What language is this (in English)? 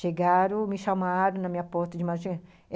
Portuguese